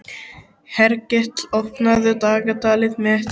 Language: Icelandic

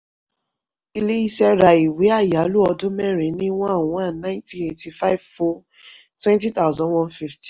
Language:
Yoruba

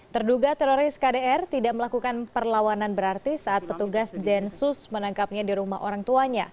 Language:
Indonesian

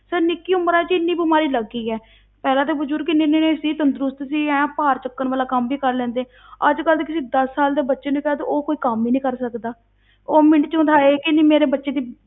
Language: Punjabi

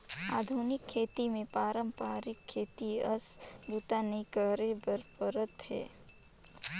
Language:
Chhattisgarhi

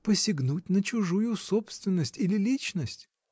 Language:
Russian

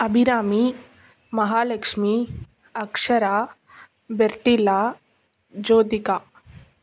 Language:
Tamil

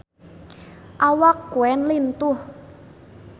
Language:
Sundanese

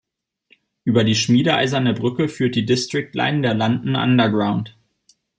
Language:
German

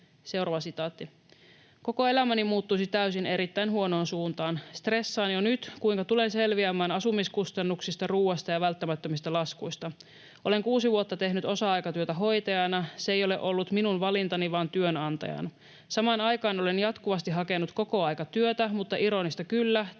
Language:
Finnish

